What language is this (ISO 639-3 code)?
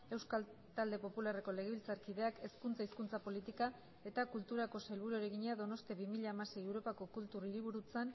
eus